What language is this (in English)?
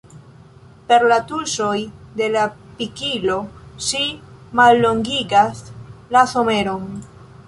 Esperanto